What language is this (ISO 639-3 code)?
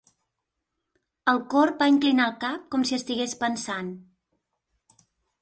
cat